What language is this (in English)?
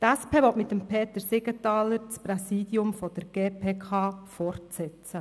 Swiss German